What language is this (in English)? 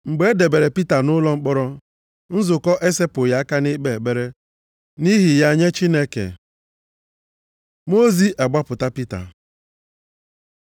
Igbo